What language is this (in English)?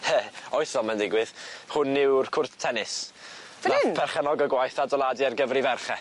Welsh